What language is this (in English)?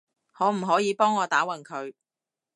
Cantonese